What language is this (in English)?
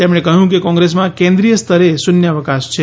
Gujarati